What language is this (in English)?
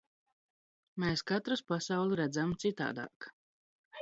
Latvian